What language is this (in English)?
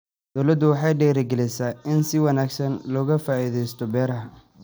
Somali